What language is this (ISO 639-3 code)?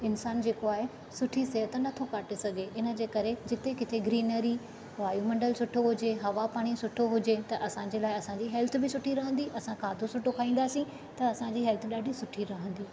snd